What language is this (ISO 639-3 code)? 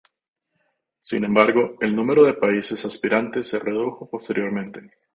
spa